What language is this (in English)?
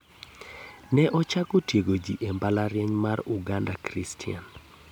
Luo (Kenya and Tanzania)